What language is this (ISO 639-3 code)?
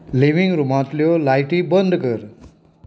kok